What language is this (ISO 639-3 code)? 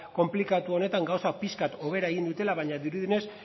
eus